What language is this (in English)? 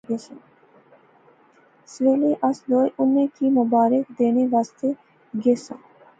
Pahari-Potwari